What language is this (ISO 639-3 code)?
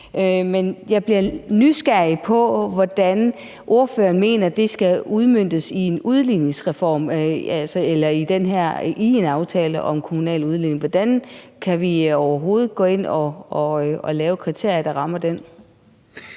dan